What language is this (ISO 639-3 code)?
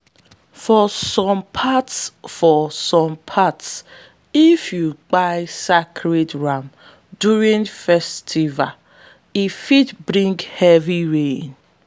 pcm